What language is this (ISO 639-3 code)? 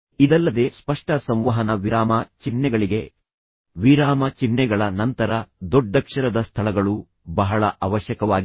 kan